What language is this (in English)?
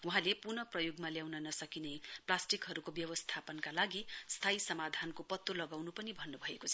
Nepali